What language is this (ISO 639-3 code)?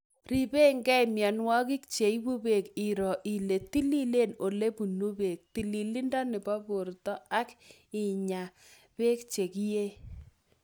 kln